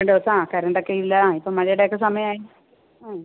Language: Malayalam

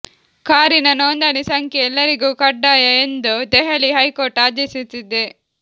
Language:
Kannada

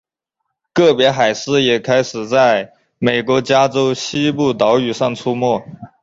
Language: Chinese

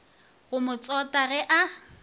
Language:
Northern Sotho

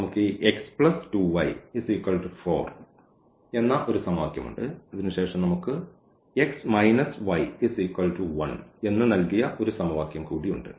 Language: Malayalam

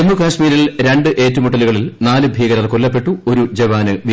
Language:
Malayalam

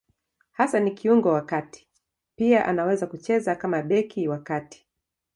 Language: Swahili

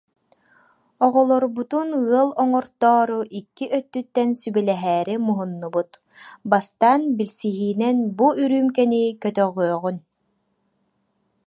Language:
Yakut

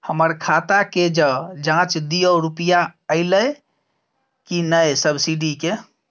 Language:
Maithili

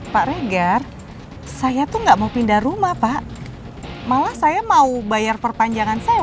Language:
Indonesian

